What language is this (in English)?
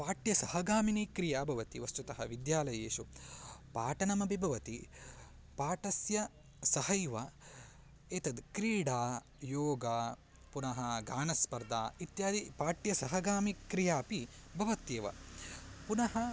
Sanskrit